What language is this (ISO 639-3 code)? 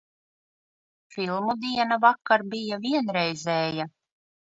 lav